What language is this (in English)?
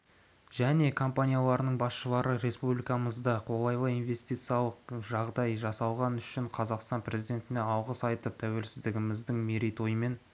Kazakh